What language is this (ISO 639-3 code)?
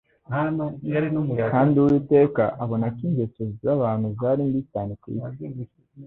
kin